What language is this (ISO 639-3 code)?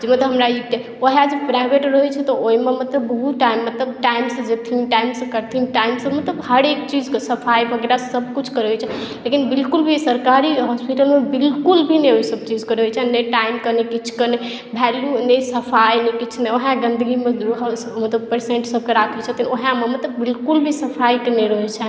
mai